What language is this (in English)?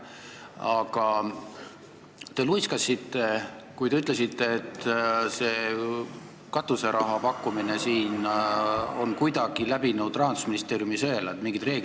Estonian